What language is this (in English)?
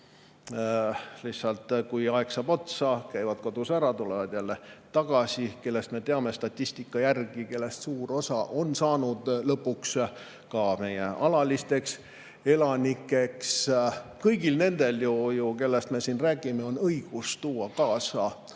Estonian